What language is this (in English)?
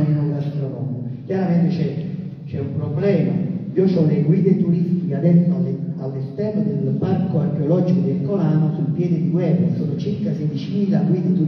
Italian